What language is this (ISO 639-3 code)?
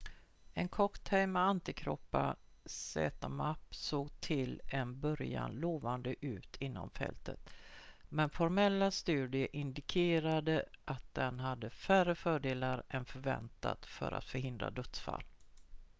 swe